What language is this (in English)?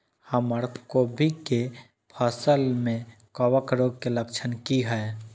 Maithili